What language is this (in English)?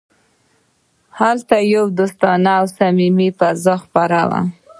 Pashto